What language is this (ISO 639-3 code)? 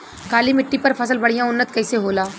bho